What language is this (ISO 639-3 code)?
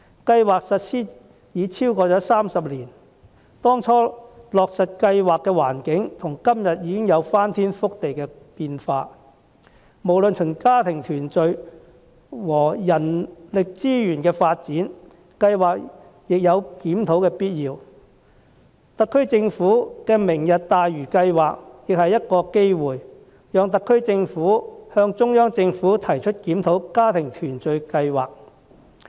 yue